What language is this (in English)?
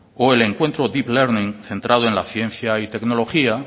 Spanish